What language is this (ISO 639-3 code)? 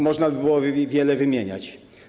pol